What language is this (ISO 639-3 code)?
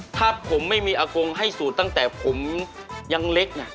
tha